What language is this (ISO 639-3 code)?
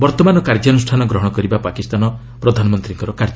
ori